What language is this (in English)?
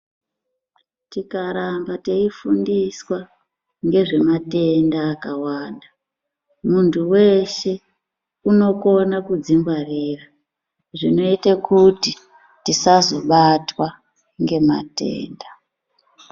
Ndau